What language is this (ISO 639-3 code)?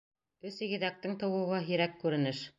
bak